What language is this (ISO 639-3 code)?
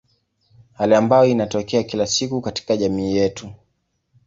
swa